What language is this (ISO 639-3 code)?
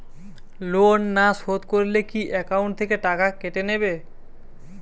ben